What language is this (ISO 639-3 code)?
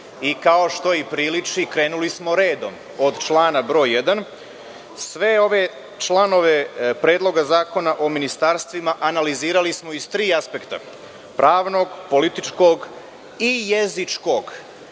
srp